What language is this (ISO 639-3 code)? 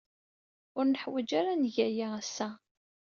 kab